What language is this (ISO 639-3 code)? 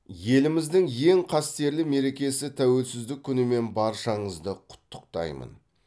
kaz